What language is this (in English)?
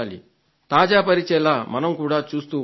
Telugu